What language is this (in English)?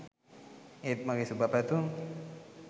Sinhala